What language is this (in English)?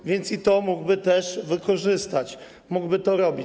Polish